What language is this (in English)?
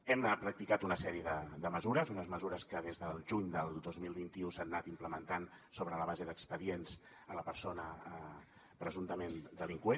Catalan